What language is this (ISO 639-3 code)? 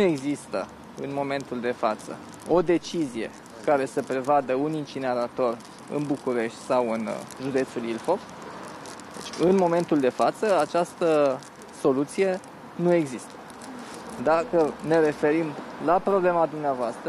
ron